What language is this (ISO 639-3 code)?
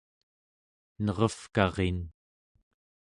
esu